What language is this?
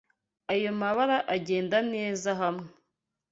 Kinyarwanda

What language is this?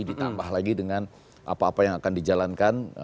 Indonesian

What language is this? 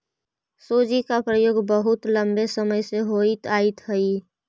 Magahi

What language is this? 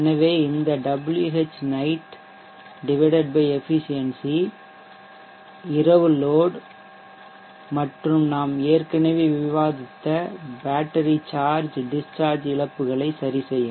Tamil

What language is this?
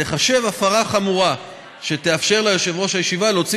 Hebrew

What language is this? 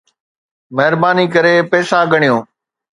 Sindhi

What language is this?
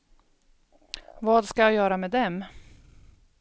Swedish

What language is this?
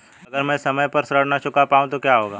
Hindi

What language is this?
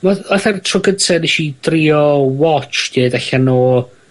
Welsh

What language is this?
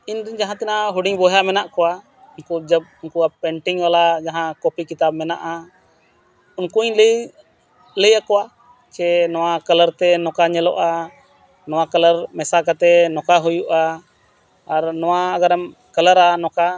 Santali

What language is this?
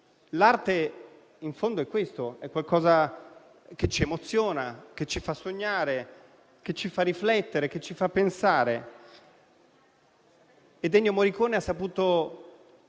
Italian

